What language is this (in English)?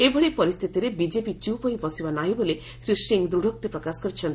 Odia